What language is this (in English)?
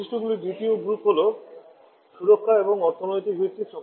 Bangla